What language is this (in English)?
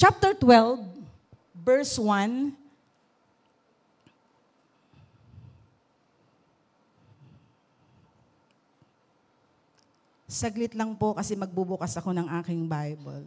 Filipino